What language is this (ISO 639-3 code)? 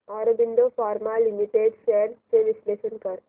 mar